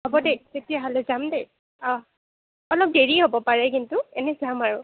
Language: Assamese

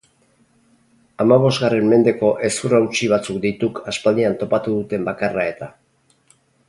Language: Basque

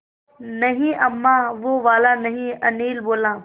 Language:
Hindi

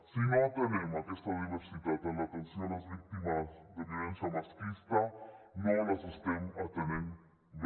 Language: Catalan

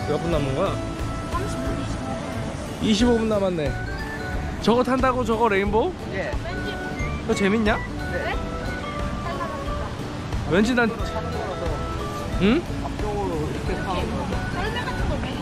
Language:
Korean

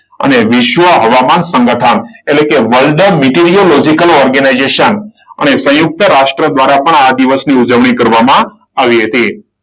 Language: Gujarati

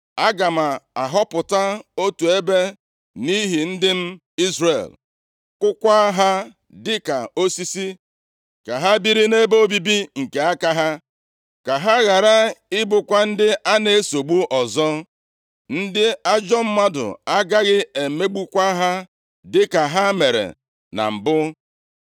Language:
Igbo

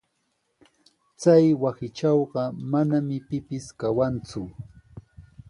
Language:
Sihuas Ancash Quechua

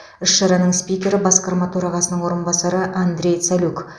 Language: Kazakh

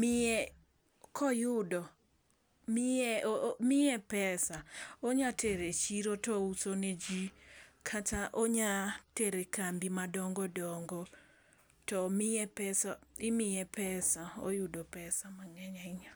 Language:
Luo (Kenya and Tanzania)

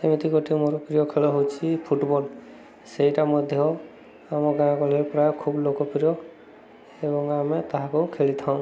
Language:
Odia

